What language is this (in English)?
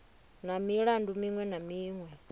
Venda